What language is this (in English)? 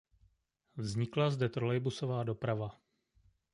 Czech